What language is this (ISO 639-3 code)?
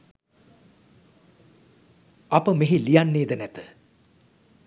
sin